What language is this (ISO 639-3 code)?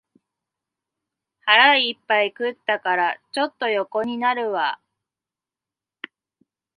jpn